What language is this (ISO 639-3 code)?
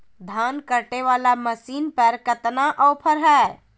mag